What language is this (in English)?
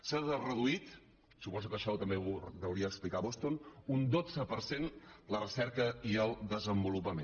Catalan